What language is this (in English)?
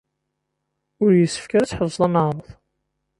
Kabyle